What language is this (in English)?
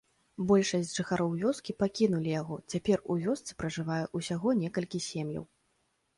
Belarusian